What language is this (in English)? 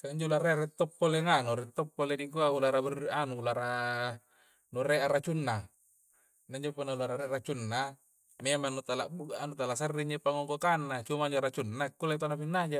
Coastal Konjo